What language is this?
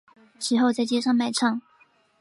Chinese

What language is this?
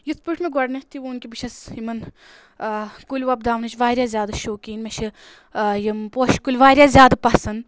Kashmiri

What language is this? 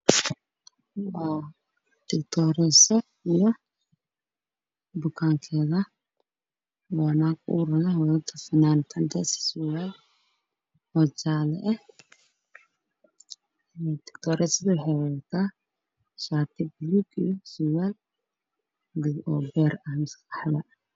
Somali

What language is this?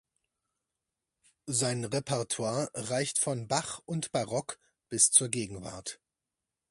German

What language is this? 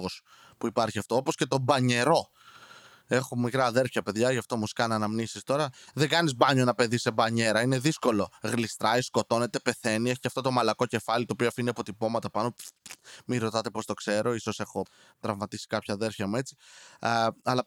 Greek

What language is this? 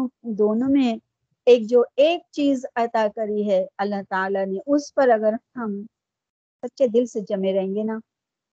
Urdu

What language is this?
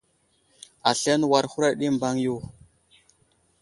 Wuzlam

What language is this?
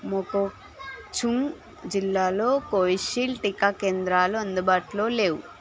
Telugu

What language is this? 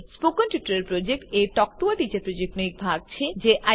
Gujarati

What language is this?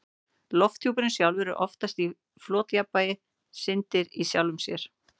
Icelandic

